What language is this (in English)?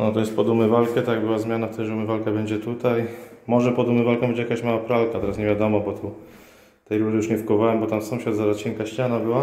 Polish